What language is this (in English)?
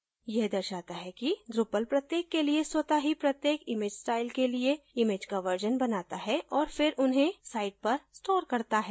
Hindi